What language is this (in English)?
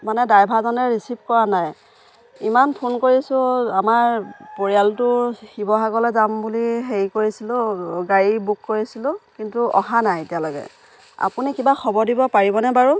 Assamese